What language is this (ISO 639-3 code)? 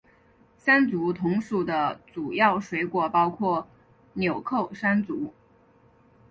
zho